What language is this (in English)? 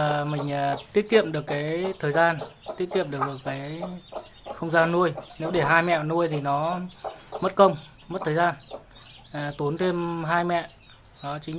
Vietnamese